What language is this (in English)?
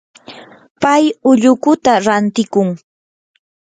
Yanahuanca Pasco Quechua